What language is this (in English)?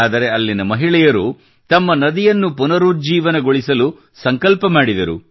Kannada